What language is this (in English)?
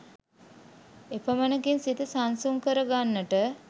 Sinhala